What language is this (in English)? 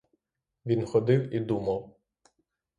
Ukrainian